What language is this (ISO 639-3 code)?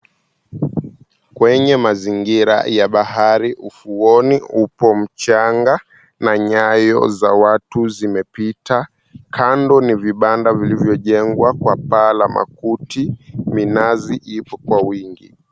swa